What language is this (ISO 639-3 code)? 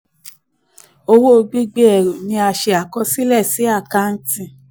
yor